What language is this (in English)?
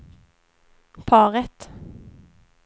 Swedish